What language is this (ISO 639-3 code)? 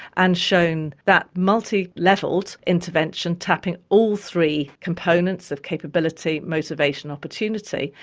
eng